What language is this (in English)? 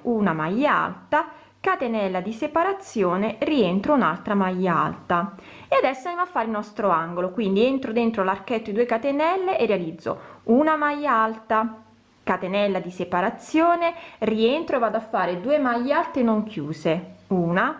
Italian